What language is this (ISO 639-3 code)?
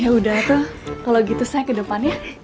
ind